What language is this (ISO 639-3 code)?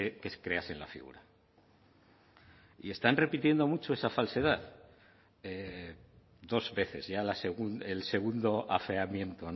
spa